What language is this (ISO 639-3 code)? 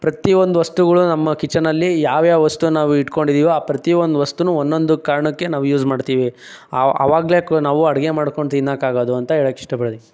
kan